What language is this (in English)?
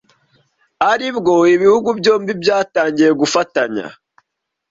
Kinyarwanda